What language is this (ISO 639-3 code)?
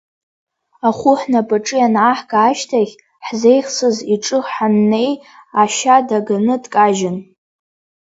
abk